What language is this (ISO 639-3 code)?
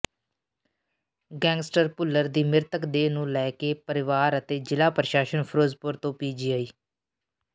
pan